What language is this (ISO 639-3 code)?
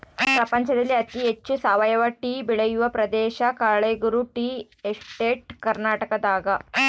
kan